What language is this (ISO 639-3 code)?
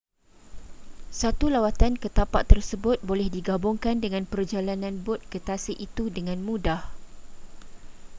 msa